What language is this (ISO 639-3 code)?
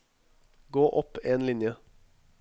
nor